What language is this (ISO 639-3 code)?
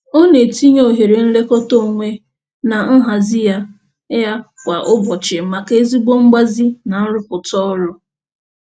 ibo